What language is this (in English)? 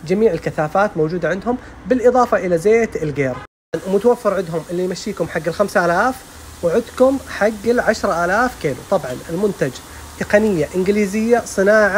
Arabic